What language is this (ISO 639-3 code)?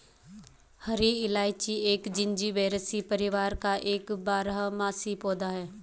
hin